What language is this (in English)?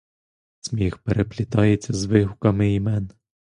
Ukrainian